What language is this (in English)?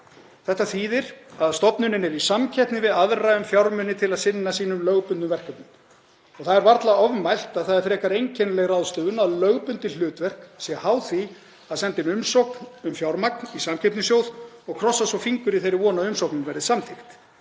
Icelandic